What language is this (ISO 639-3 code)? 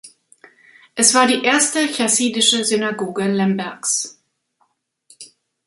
deu